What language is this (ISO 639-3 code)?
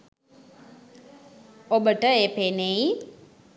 sin